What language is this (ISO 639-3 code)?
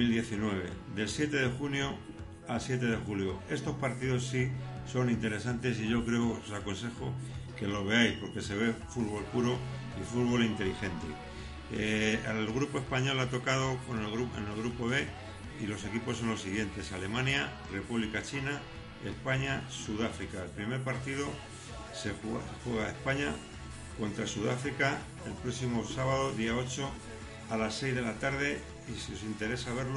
spa